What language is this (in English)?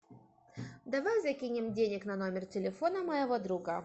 Russian